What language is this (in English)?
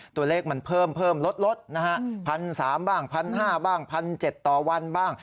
Thai